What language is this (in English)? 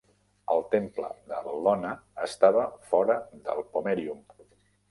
Catalan